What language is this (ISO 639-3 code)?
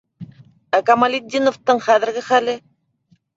bak